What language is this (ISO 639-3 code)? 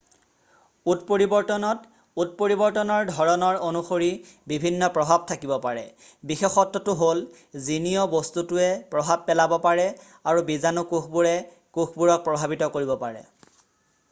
asm